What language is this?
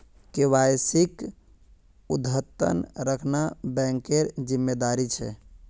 Magahi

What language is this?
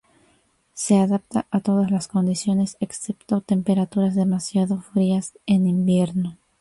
Spanish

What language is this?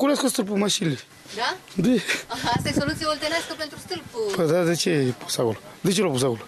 Romanian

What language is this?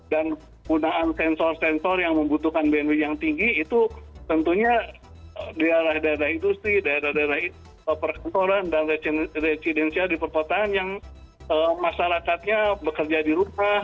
Indonesian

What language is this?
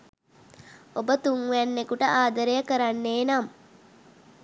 Sinhala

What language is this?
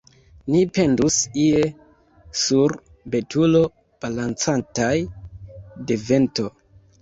Esperanto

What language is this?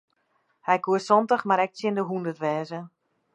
Western Frisian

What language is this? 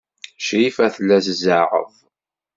Kabyle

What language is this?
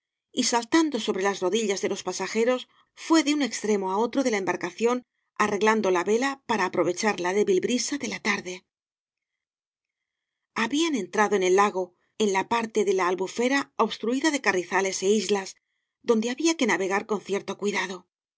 Spanish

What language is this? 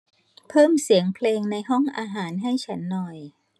Thai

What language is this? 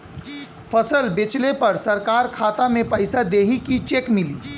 Bhojpuri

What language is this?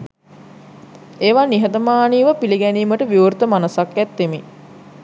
Sinhala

